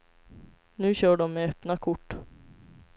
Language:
Swedish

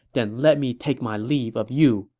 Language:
English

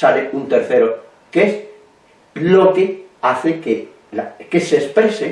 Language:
Spanish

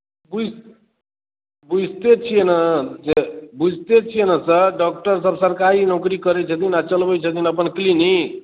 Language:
Maithili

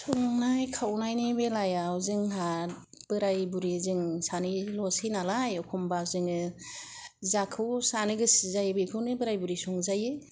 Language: Bodo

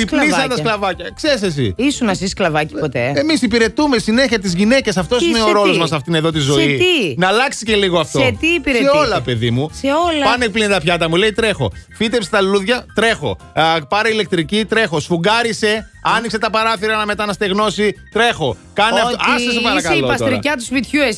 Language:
Greek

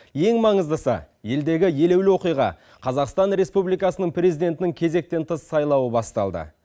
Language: Kazakh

